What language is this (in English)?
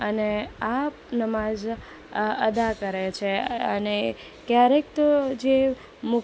Gujarati